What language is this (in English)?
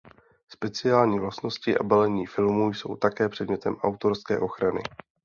Czech